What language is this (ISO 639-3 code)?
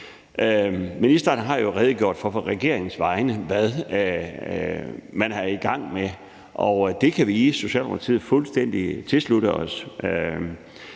dan